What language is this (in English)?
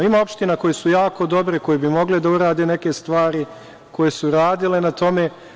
Serbian